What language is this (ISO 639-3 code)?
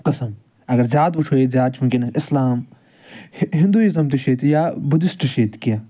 kas